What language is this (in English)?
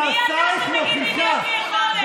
Hebrew